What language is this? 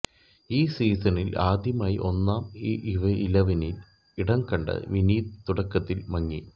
Malayalam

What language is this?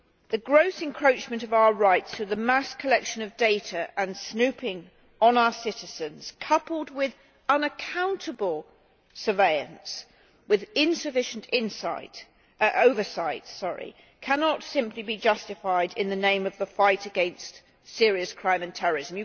English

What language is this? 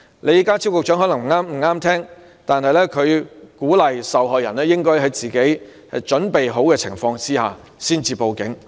Cantonese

